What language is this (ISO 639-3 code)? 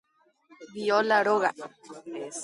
grn